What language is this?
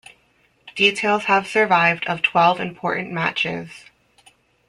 English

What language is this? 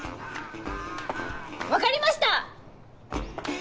Japanese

